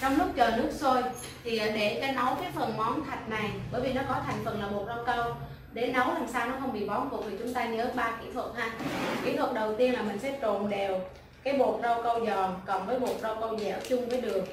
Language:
Vietnamese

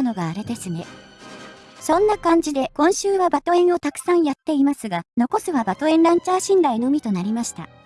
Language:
Japanese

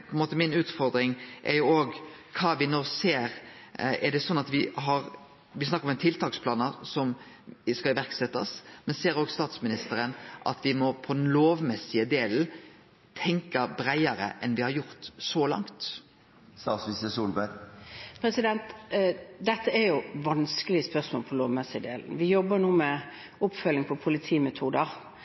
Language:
Norwegian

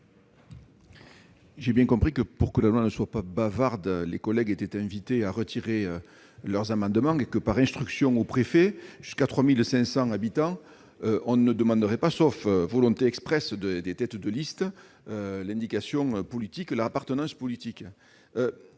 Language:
French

